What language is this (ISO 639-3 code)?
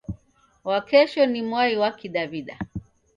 dav